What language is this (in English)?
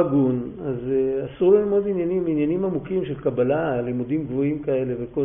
Hebrew